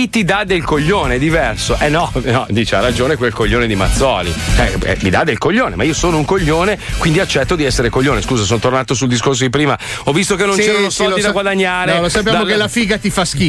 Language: Italian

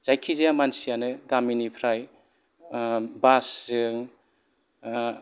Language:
Bodo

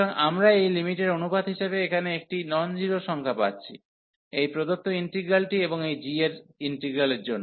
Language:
Bangla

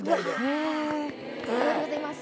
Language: Japanese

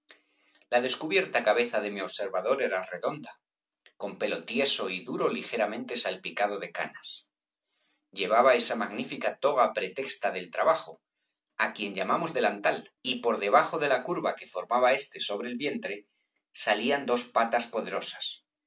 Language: Spanish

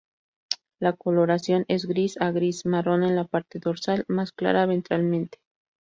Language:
Spanish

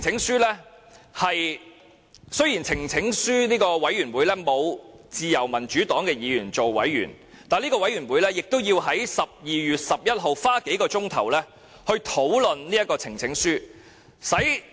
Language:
Cantonese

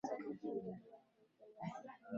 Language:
Swahili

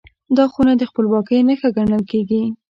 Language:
Pashto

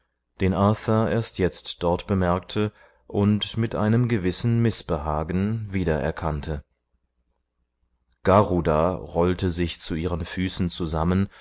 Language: German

